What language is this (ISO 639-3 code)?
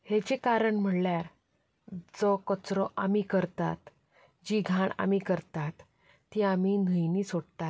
kok